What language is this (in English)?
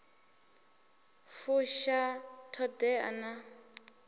Venda